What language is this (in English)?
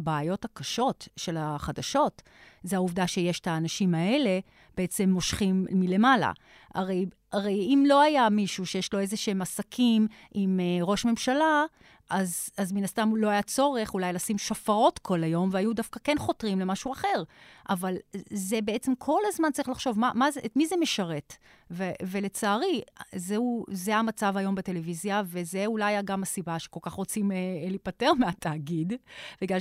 Hebrew